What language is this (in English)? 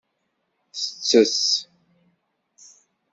Kabyle